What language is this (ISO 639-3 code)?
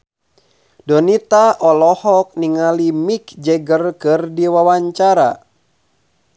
sun